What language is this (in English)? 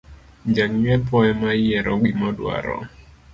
Luo (Kenya and Tanzania)